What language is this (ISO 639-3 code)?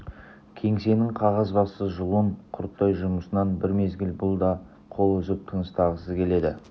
kaz